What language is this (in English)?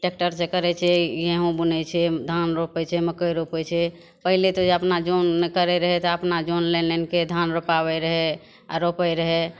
Maithili